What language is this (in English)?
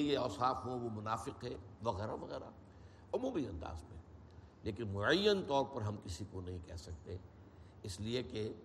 Urdu